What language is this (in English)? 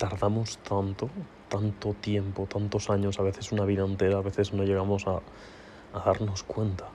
Spanish